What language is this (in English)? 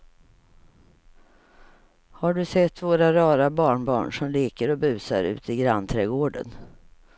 Swedish